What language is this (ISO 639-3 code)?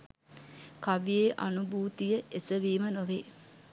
sin